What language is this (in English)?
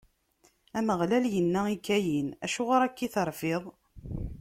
Kabyle